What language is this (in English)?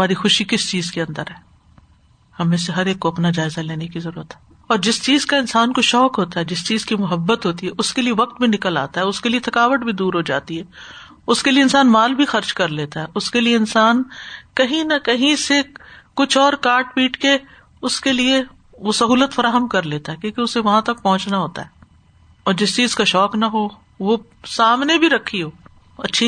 Urdu